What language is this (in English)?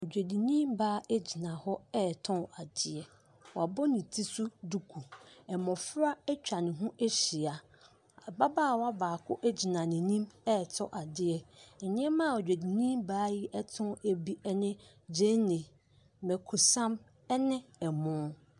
Akan